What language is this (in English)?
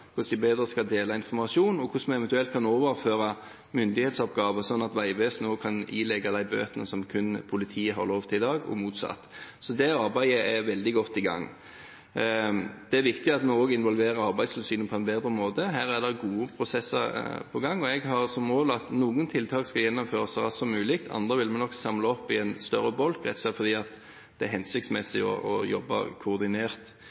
Norwegian Bokmål